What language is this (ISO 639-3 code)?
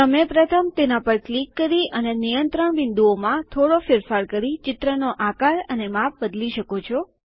guj